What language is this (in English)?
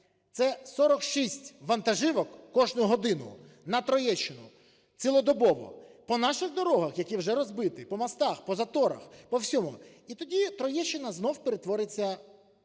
Ukrainian